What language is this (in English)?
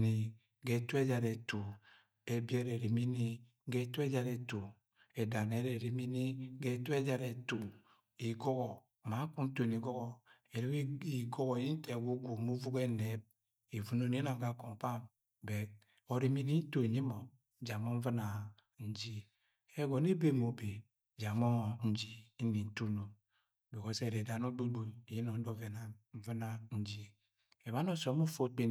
Agwagwune